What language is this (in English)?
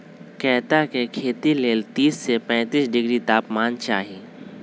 Magahi